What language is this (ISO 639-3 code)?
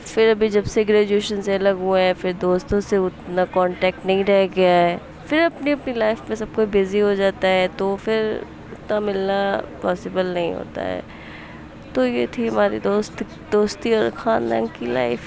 urd